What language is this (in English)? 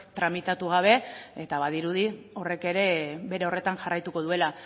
Basque